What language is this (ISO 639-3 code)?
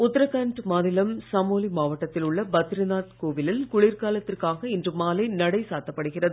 tam